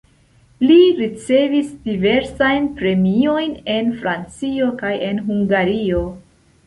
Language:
Esperanto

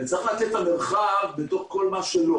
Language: Hebrew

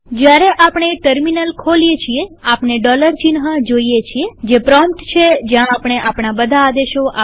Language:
Gujarati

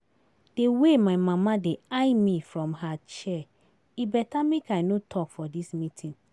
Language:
Nigerian Pidgin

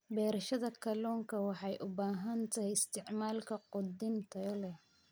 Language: Somali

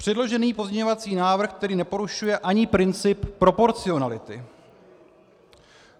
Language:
Czech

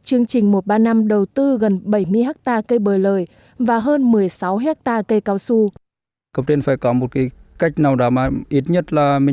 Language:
Vietnamese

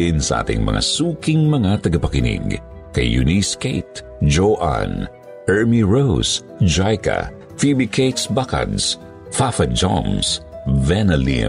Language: Filipino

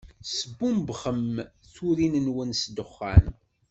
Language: Kabyle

